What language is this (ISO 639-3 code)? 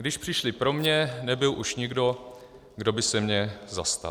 ces